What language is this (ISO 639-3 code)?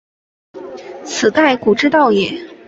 zho